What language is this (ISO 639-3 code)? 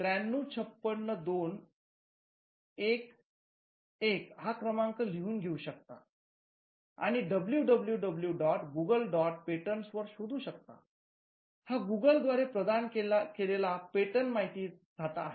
mar